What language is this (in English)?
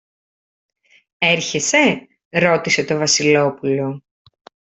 Greek